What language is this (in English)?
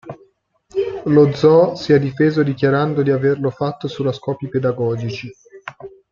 Italian